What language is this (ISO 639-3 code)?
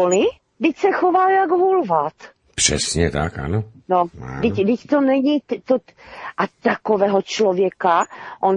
ces